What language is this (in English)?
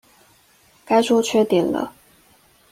Chinese